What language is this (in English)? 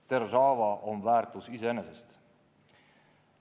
Estonian